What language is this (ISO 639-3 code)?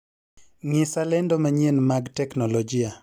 luo